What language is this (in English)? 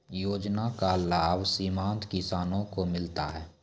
Maithili